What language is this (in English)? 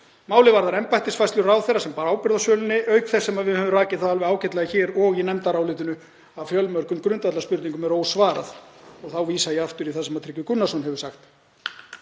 Icelandic